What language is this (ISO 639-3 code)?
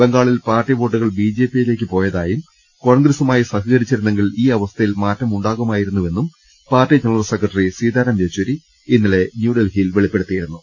mal